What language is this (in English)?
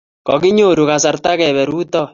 Kalenjin